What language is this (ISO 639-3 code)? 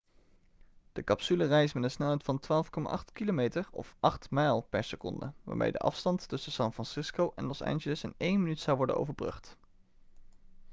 nld